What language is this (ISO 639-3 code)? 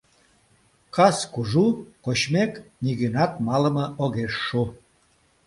chm